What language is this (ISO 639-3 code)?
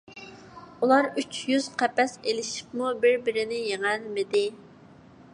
uig